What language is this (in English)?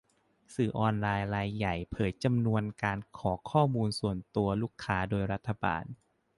Thai